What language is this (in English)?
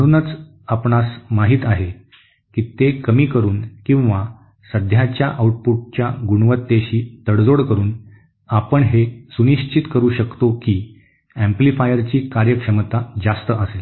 Marathi